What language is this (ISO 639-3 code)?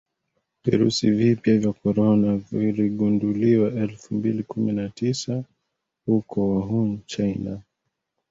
swa